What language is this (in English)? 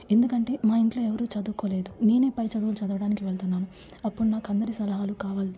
Telugu